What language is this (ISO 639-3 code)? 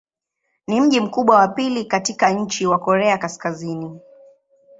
swa